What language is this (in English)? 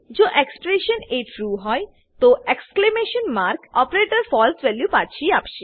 Gujarati